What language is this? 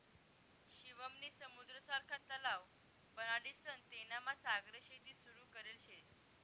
Marathi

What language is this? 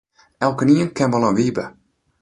Western Frisian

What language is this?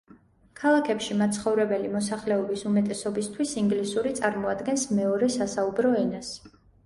Georgian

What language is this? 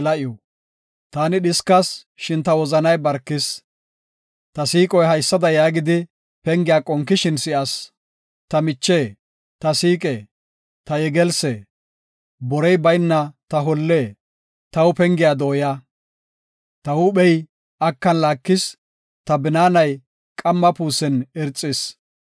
Gofa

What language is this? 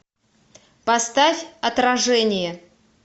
Russian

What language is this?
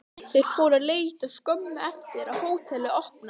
Icelandic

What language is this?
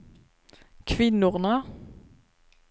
Swedish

